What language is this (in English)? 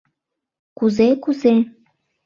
Mari